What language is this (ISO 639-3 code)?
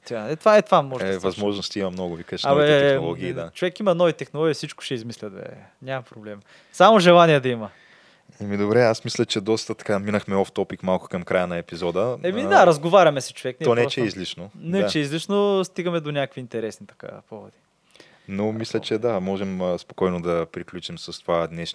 bul